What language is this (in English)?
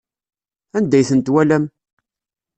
Kabyle